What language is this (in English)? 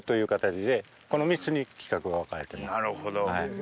Japanese